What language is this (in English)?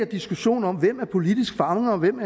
Danish